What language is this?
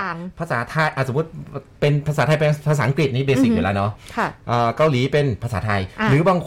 Thai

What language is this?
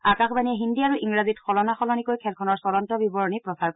Assamese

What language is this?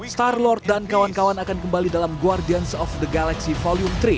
Indonesian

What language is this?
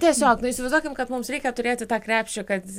Lithuanian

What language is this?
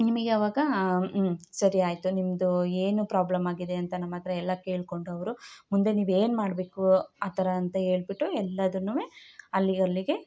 Kannada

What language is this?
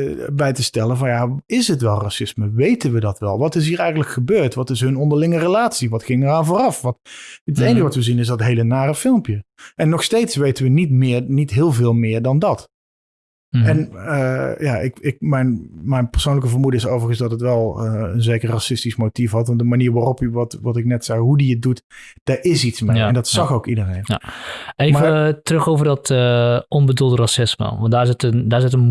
Dutch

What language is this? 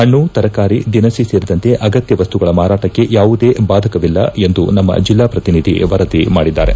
Kannada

